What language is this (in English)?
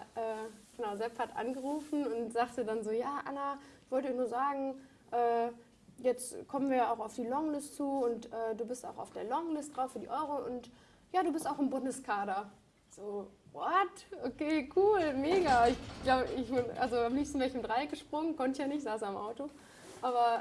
German